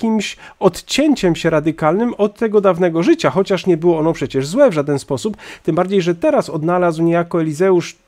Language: Polish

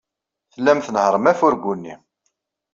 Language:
Kabyle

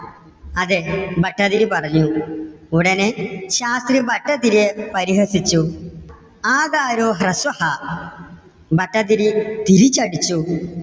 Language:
Malayalam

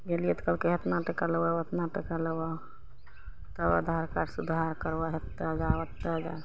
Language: Maithili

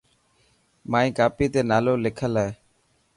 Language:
Dhatki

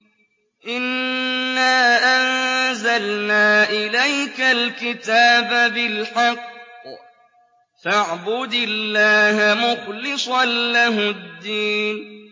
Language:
Arabic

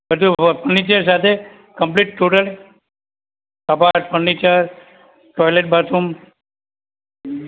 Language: Gujarati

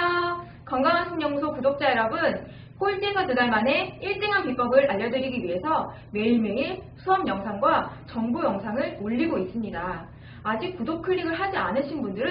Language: Korean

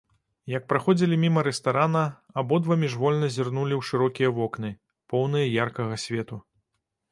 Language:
Belarusian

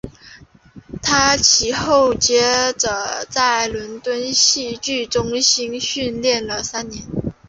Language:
Chinese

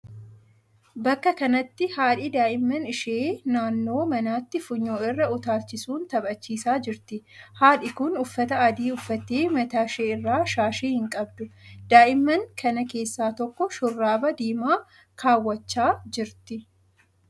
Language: Oromo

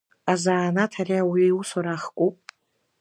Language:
Abkhazian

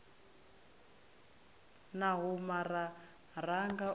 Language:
Venda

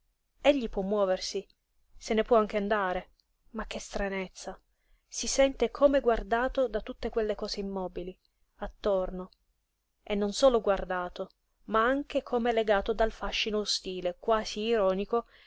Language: Italian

